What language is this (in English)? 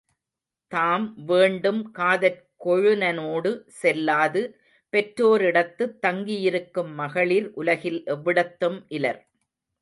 Tamil